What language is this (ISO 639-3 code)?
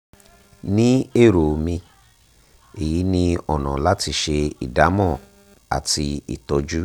yor